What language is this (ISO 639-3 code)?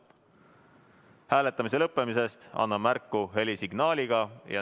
est